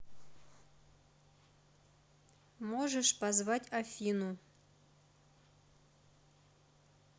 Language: Russian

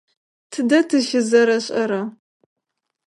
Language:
Adyghe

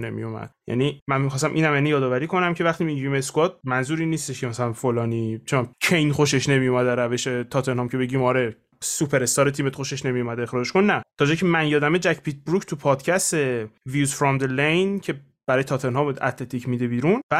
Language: Persian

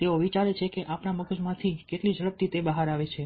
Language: Gujarati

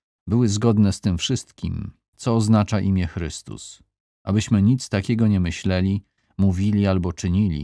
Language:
Polish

